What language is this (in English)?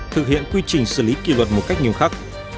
Vietnamese